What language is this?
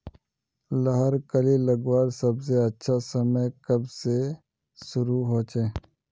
Magahi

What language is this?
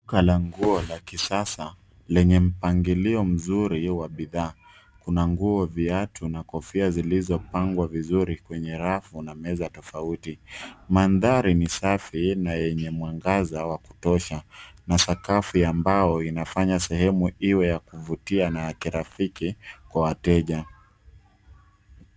Swahili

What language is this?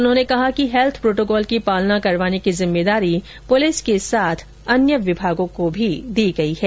Hindi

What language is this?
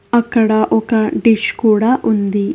Telugu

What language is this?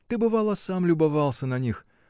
Russian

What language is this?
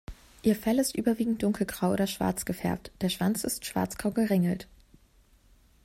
German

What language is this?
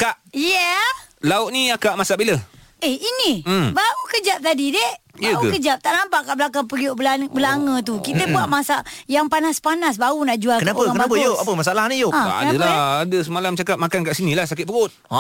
Malay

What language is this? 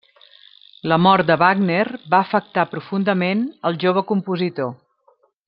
Catalan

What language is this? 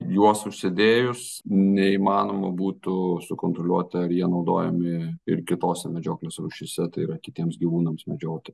Lithuanian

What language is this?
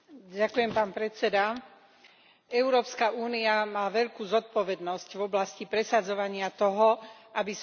Slovak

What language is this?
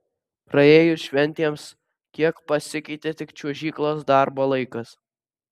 Lithuanian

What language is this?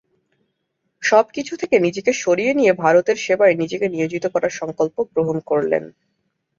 Bangla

